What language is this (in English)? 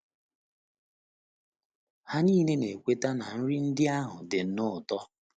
Igbo